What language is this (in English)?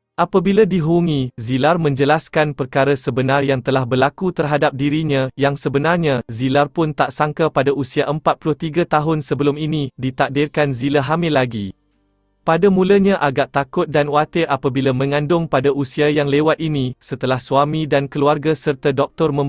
Malay